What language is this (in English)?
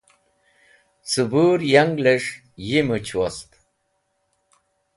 Wakhi